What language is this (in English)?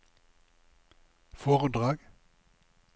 Norwegian